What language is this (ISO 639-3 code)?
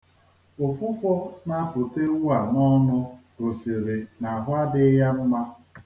ibo